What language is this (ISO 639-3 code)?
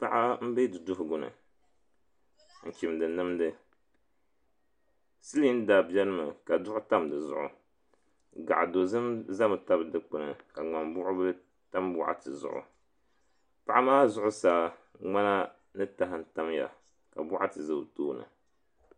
dag